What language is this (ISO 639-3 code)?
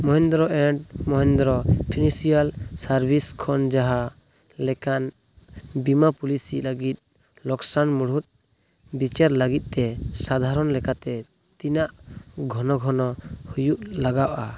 sat